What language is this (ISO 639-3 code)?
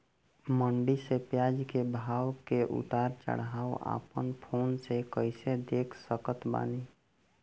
bho